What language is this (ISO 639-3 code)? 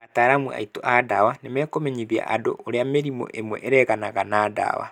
kik